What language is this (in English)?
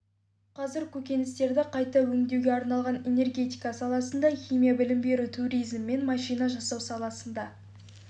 Kazakh